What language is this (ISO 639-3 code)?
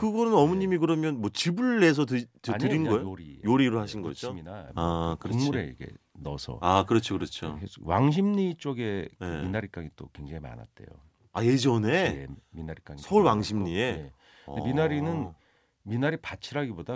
kor